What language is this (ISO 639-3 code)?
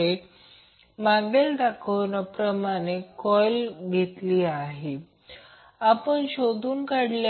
mar